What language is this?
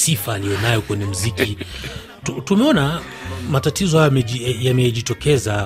Swahili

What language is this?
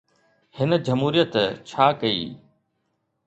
Sindhi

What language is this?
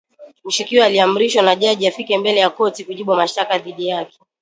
Swahili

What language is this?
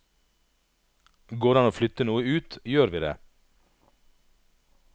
Norwegian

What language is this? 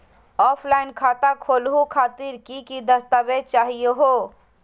Magahi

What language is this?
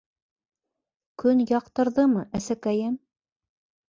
Bashkir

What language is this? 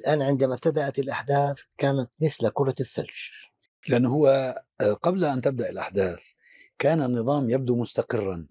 Arabic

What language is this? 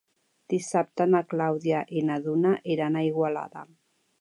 Catalan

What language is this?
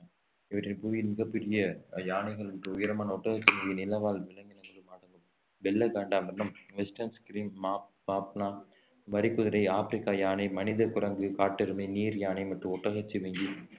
Tamil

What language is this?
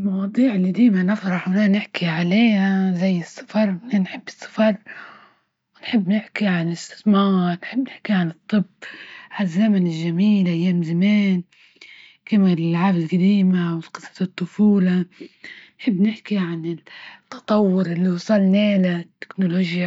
Libyan Arabic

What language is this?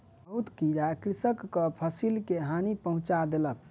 Maithili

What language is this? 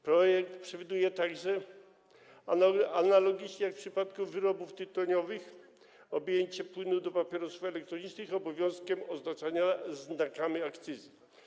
Polish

